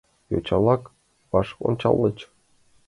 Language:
Mari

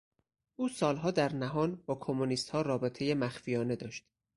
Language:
Persian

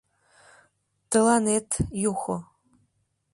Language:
Mari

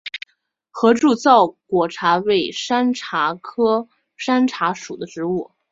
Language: Chinese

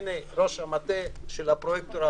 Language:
Hebrew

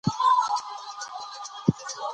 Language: Pashto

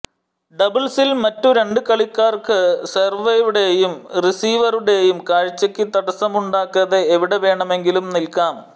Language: Malayalam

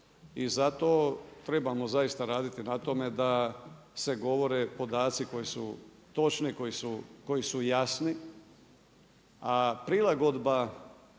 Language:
Croatian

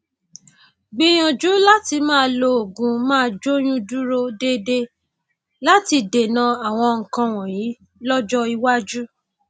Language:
Yoruba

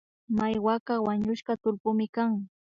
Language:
Imbabura Highland Quichua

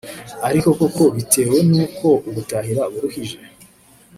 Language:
Kinyarwanda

